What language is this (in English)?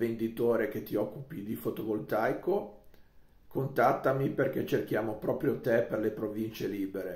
Italian